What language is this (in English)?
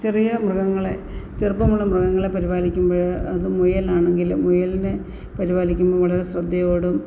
Malayalam